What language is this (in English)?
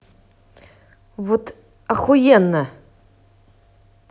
Russian